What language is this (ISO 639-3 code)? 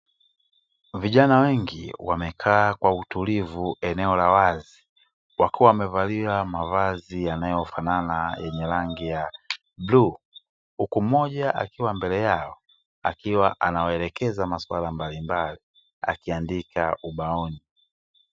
swa